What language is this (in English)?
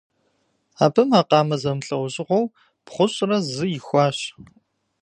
Kabardian